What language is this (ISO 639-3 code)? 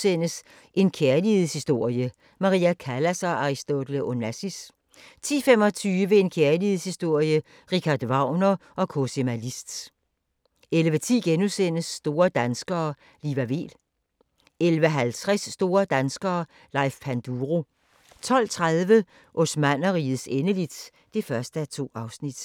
dan